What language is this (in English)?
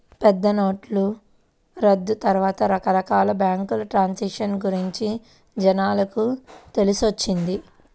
Telugu